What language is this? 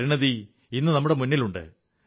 Malayalam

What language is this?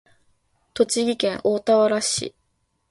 Japanese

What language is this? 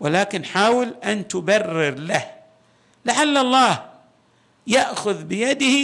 Arabic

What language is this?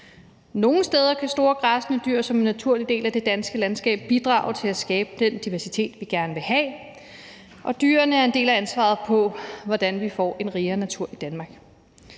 Danish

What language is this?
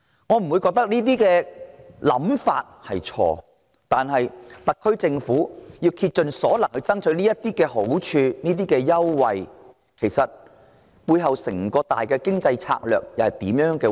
Cantonese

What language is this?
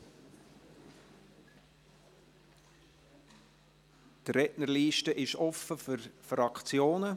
Swiss German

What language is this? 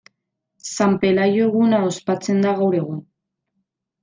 Basque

